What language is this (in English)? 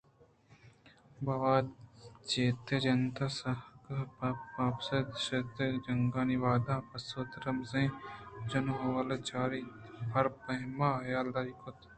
Eastern Balochi